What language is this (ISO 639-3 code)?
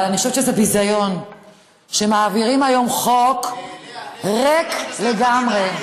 heb